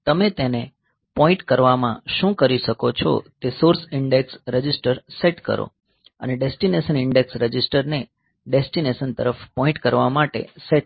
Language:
Gujarati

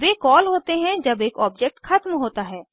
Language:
Hindi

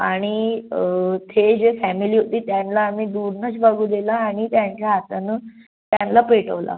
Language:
Marathi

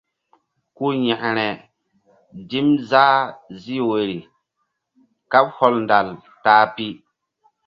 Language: Mbum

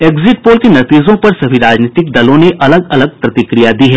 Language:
Hindi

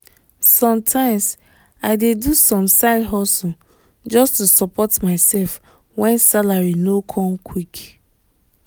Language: Nigerian Pidgin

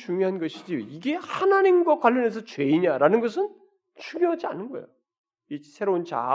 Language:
Korean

